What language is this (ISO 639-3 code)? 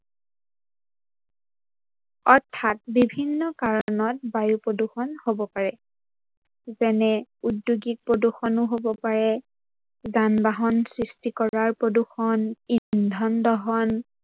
asm